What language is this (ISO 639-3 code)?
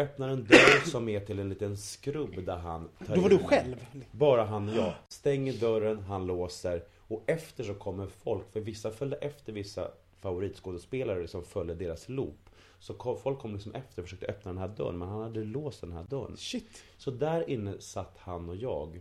swe